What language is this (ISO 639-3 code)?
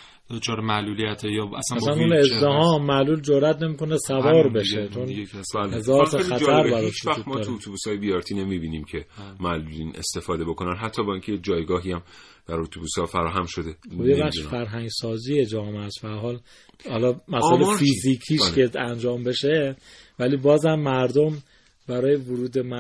fas